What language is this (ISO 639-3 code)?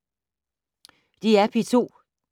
dan